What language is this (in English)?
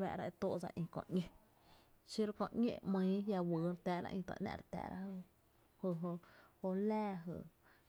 Tepinapa Chinantec